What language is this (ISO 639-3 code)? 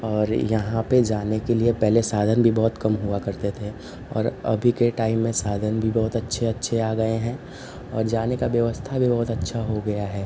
hin